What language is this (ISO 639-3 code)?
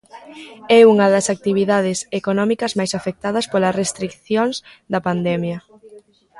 glg